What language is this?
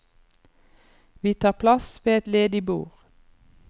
Norwegian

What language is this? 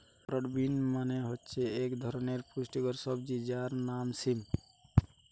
Bangla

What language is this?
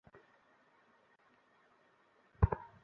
Bangla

